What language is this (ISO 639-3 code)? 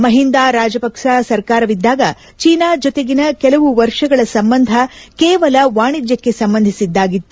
kan